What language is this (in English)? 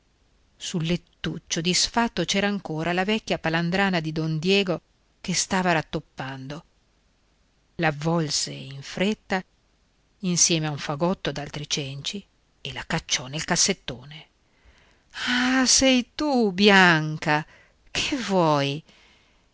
Italian